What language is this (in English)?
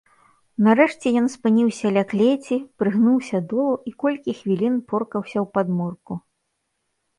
Belarusian